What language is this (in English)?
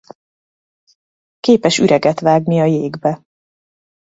Hungarian